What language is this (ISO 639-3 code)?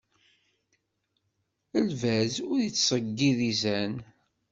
kab